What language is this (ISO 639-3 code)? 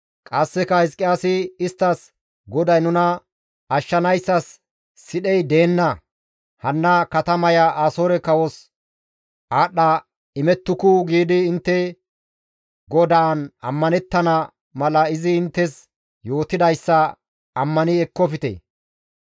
gmv